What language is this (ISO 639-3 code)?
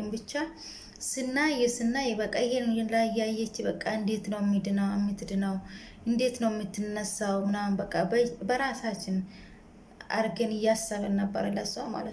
ind